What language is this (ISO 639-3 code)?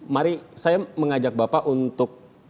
ind